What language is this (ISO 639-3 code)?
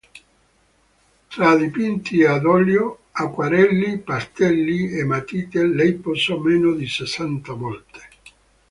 ita